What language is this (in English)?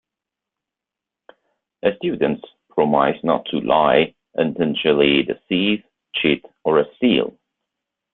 English